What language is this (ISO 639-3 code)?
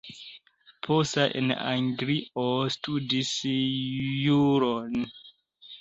epo